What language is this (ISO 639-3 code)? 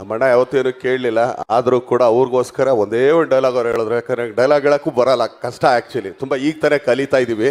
kan